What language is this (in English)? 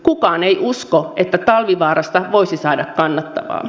Finnish